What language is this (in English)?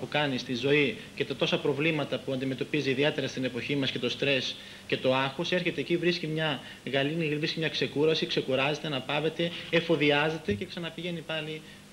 Greek